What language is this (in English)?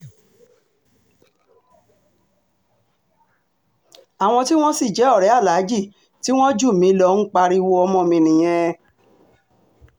Yoruba